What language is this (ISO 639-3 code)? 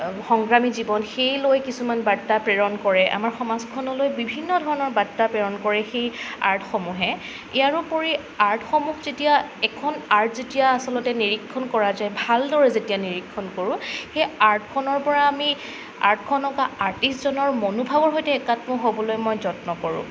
asm